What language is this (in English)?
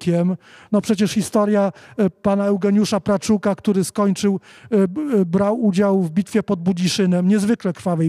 Polish